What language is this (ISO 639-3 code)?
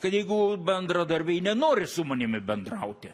lit